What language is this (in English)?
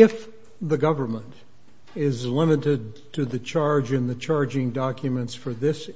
English